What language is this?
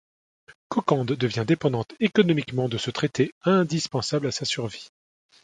French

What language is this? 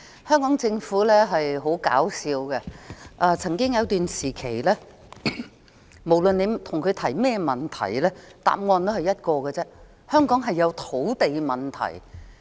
Cantonese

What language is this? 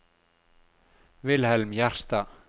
Norwegian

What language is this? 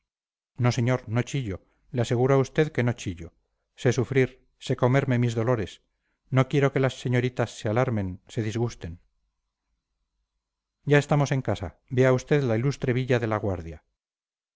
Spanish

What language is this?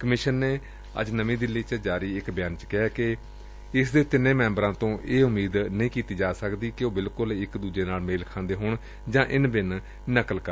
Punjabi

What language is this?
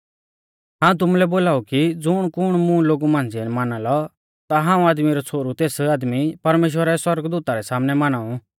Mahasu Pahari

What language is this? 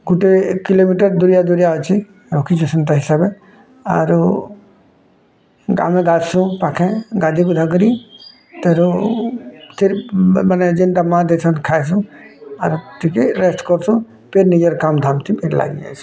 Odia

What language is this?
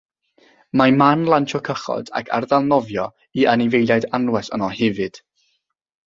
Welsh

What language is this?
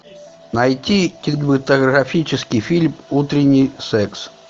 Russian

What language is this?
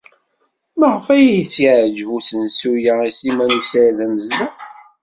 Kabyle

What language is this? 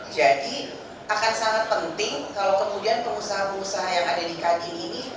Indonesian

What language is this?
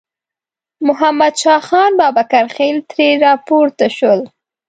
Pashto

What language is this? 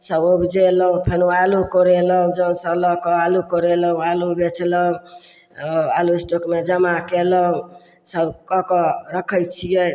Maithili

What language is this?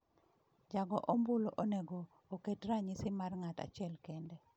Luo (Kenya and Tanzania)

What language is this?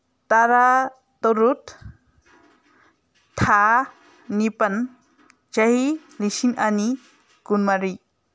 Manipuri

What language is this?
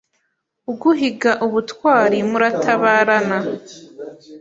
Kinyarwanda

